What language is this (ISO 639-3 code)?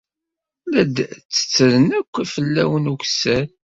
kab